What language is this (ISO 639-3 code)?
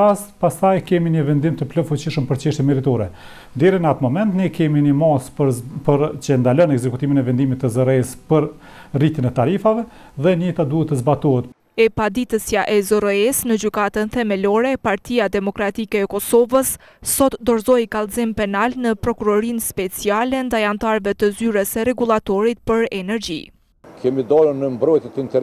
ron